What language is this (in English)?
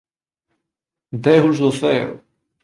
Galician